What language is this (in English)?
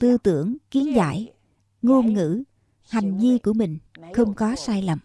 Vietnamese